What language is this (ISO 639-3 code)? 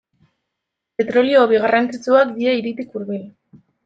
eus